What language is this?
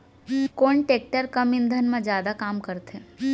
Chhattisgarhi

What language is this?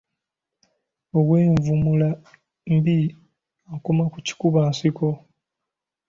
Ganda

